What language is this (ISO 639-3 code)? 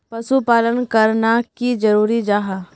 mag